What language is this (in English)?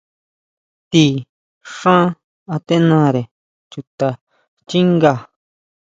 Huautla Mazatec